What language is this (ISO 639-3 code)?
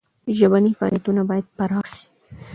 pus